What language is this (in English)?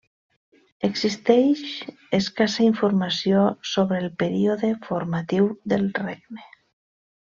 Catalan